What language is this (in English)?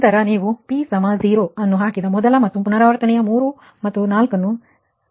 Kannada